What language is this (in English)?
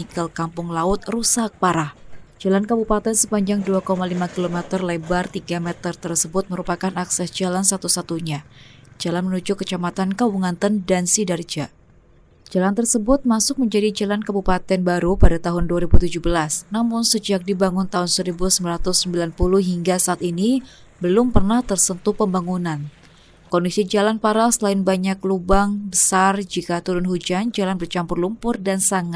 Indonesian